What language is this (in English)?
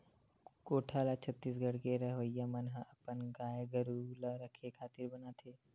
Chhattisgarhi